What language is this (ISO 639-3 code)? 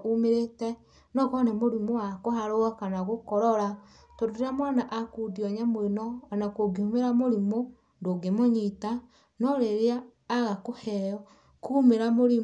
kik